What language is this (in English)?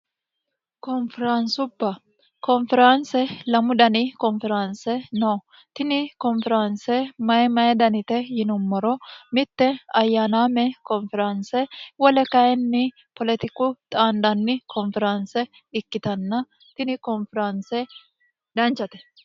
Sidamo